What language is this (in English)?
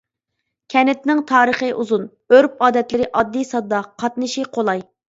Uyghur